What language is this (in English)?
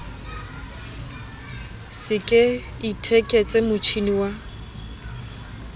Southern Sotho